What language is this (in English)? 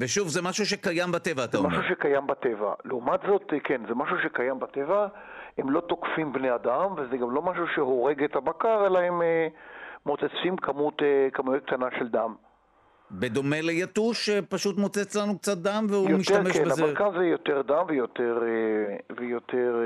Hebrew